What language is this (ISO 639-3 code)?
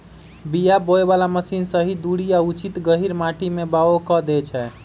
mag